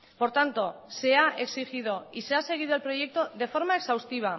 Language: Spanish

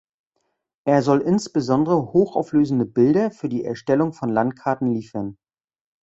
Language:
German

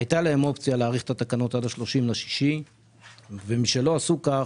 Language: Hebrew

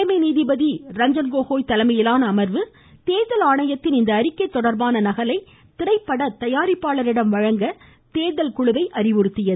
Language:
Tamil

